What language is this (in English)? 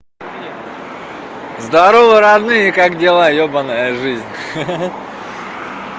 Russian